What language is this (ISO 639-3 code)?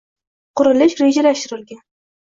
uzb